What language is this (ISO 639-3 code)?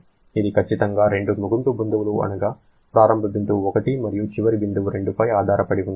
tel